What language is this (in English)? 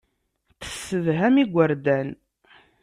Kabyle